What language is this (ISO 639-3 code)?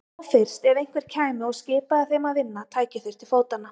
isl